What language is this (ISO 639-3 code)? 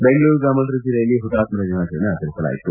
kan